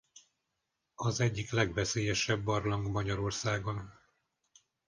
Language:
Hungarian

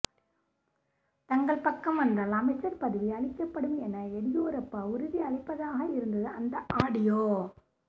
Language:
Tamil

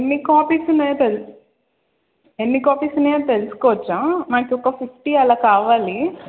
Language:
Telugu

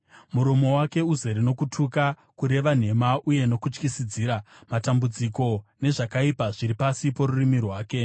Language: Shona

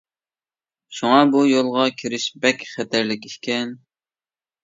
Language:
Uyghur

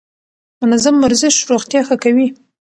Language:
Pashto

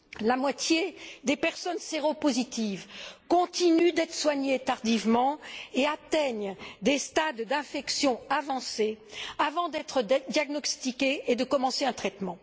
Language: French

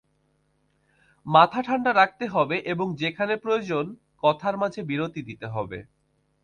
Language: Bangla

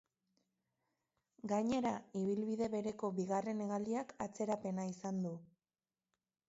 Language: Basque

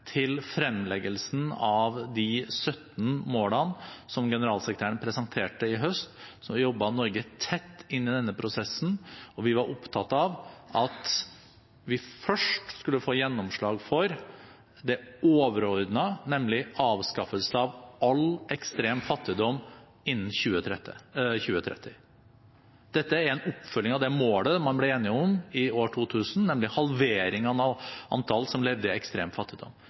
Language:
Norwegian Bokmål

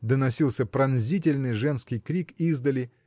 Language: Russian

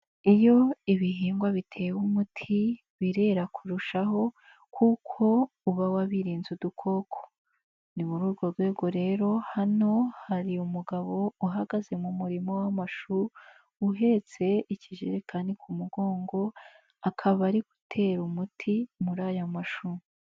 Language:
Kinyarwanda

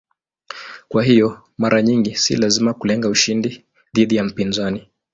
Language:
Swahili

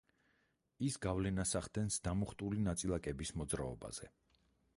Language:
Georgian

